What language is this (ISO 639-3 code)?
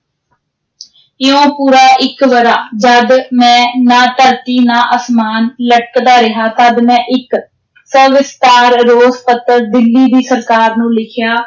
pan